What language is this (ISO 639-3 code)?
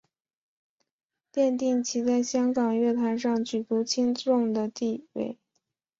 zho